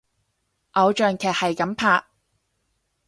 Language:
Cantonese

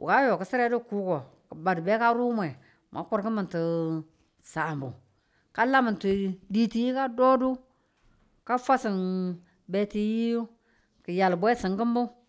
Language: Tula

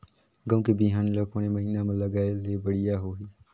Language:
Chhattisgarhi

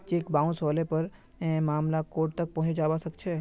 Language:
Magahi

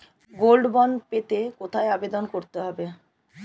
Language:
Bangla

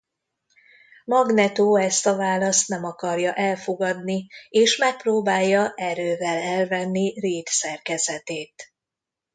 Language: Hungarian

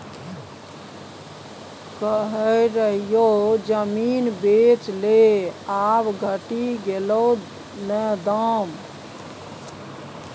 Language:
Maithili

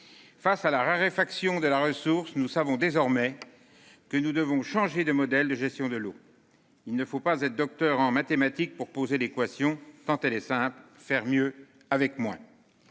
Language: French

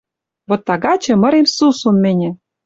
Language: Western Mari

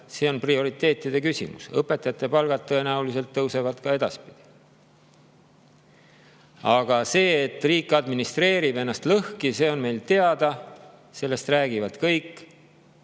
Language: Estonian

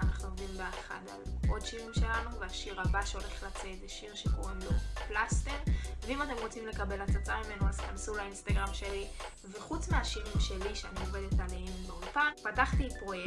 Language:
Hebrew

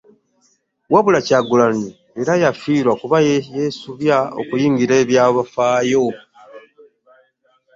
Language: Ganda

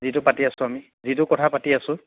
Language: Assamese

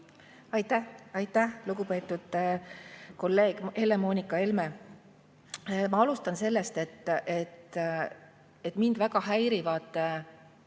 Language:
Estonian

